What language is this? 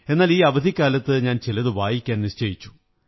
Malayalam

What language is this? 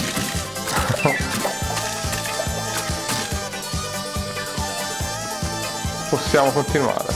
Italian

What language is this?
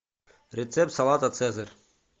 Russian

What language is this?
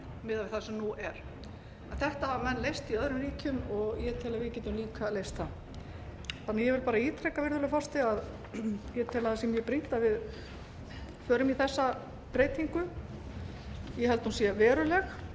Icelandic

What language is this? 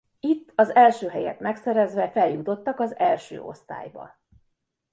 Hungarian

